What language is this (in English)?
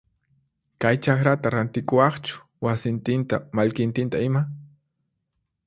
Puno Quechua